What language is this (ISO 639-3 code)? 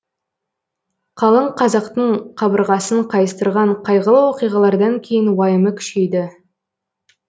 kaz